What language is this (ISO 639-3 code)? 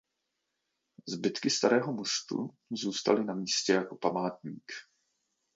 ces